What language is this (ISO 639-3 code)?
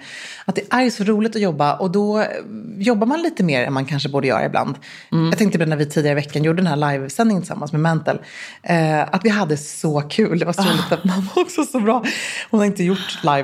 swe